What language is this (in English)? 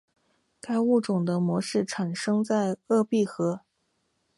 Chinese